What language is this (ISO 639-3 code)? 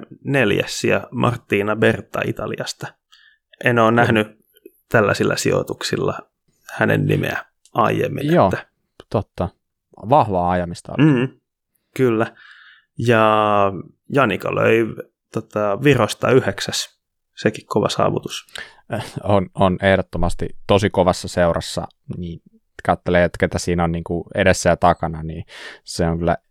fin